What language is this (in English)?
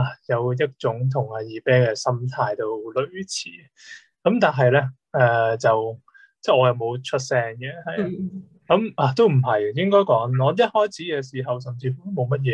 Chinese